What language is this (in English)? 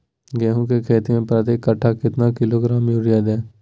Magahi